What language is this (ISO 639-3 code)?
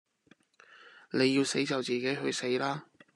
yue